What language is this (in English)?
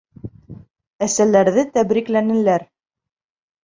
Bashkir